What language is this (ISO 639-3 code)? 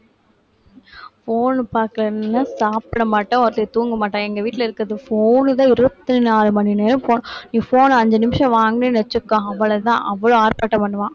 tam